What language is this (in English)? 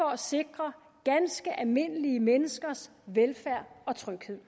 Danish